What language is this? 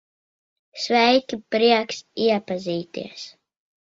Latvian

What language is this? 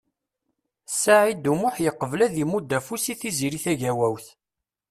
Kabyle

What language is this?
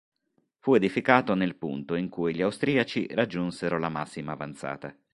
Italian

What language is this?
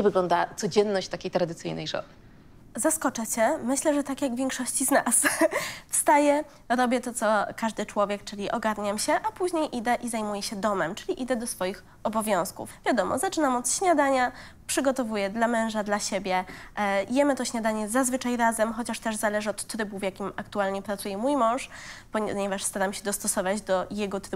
Polish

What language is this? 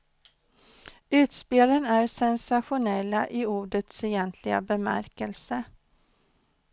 Swedish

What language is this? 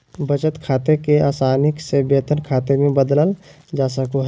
Magahi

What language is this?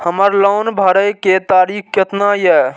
Maithili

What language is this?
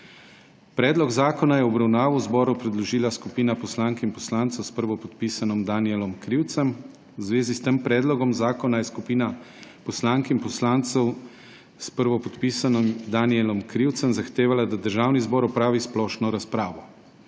Slovenian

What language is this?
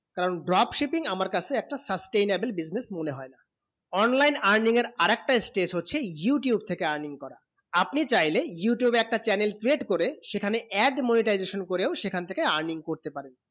Bangla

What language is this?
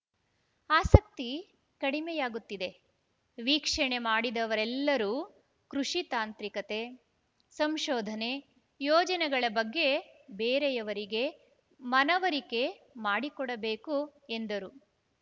Kannada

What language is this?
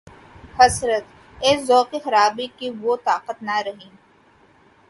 Urdu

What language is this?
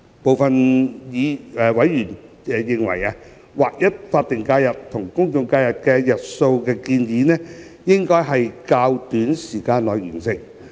Cantonese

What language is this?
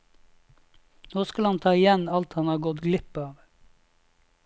Norwegian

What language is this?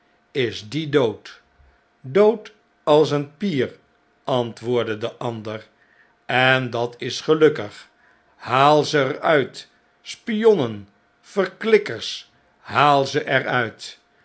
Dutch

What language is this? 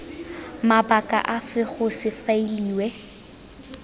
Tswana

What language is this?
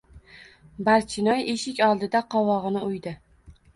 Uzbek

